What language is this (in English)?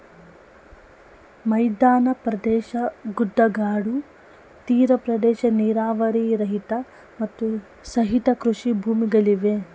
Kannada